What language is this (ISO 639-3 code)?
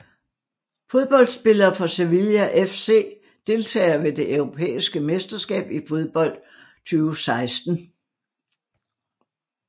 dan